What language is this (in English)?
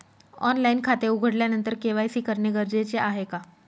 Marathi